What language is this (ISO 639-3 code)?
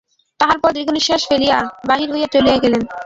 ben